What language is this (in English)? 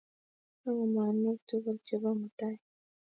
Kalenjin